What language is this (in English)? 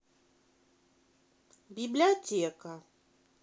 Russian